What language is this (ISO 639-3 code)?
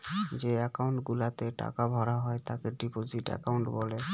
ben